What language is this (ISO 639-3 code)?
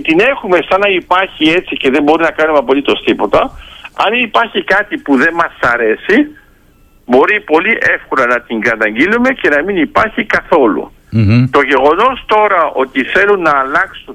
ell